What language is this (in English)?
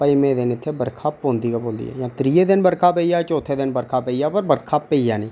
Dogri